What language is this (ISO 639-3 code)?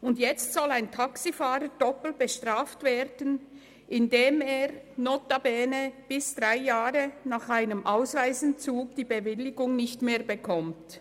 gsw